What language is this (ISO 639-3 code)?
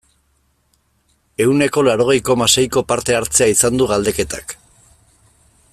eus